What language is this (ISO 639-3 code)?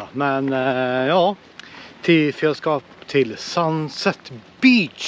swe